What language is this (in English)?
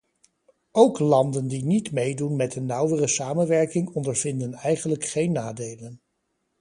Dutch